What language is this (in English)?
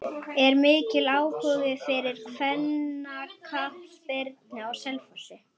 Icelandic